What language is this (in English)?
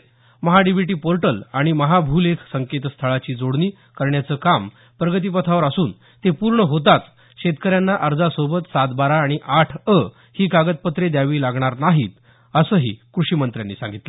Marathi